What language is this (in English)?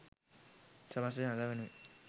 Sinhala